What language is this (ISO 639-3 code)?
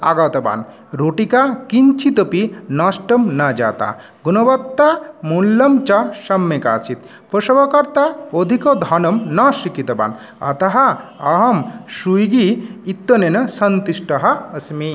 san